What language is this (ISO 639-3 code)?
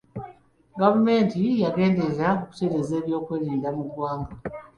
lug